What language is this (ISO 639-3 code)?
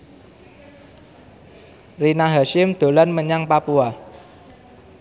jav